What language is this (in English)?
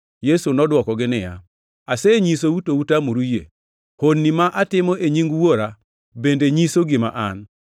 Luo (Kenya and Tanzania)